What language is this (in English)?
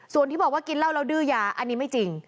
Thai